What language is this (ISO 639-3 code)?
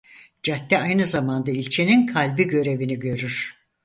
tur